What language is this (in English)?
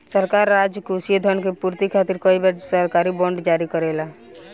Bhojpuri